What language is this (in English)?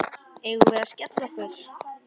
Icelandic